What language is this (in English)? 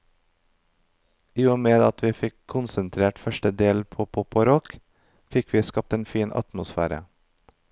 Norwegian